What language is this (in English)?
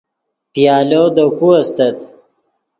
Yidgha